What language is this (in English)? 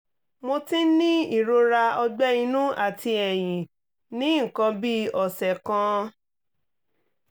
Yoruba